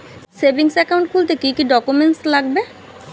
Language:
Bangla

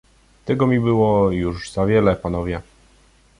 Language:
Polish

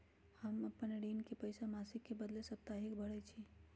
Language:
Magahi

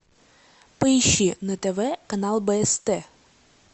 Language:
Russian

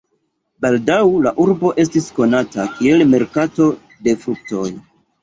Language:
Esperanto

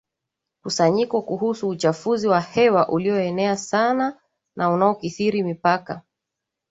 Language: Swahili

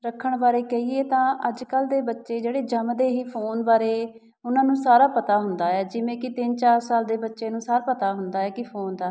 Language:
Punjabi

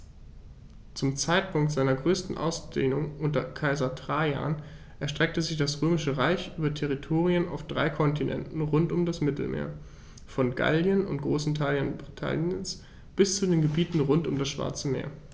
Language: German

